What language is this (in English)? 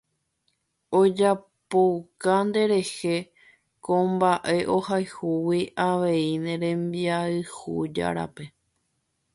Guarani